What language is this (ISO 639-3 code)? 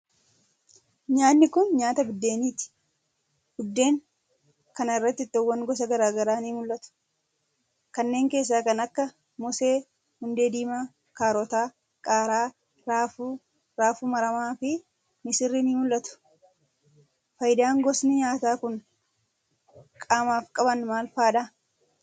orm